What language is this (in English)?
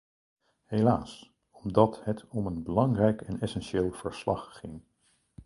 Dutch